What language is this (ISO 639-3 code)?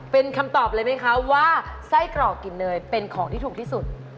tha